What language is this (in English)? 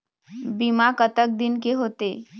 Chhattisgarhi